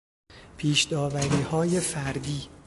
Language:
Persian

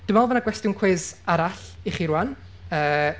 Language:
Welsh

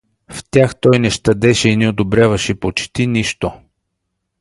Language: Bulgarian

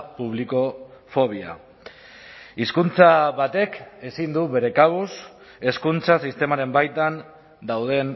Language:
Basque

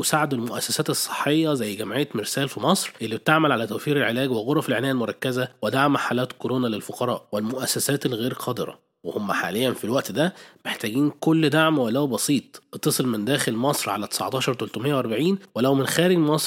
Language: Arabic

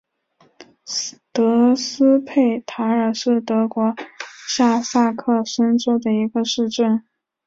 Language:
Chinese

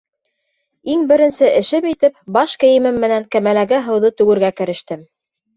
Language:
Bashkir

